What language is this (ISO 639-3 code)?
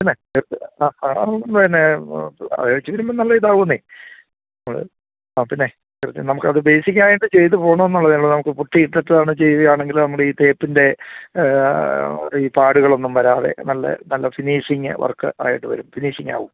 mal